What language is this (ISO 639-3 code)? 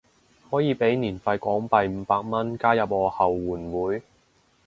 yue